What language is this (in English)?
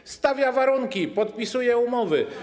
Polish